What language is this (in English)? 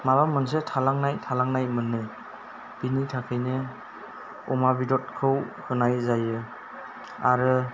Bodo